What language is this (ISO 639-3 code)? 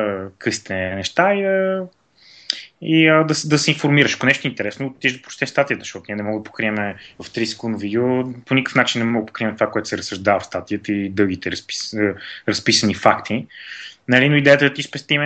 bul